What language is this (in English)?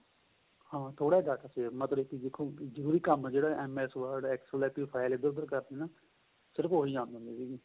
Punjabi